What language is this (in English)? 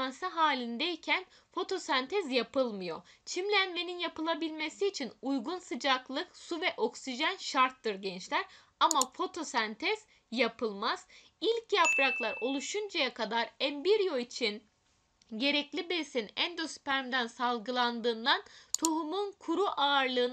Turkish